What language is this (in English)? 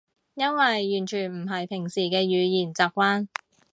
Cantonese